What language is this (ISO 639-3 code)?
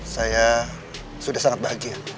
ind